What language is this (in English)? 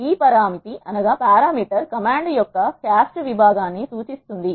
Telugu